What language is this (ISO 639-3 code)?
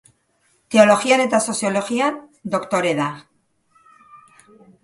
eus